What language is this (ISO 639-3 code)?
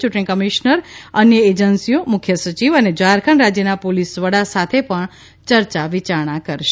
guj